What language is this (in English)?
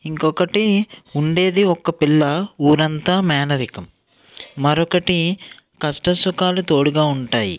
Telugu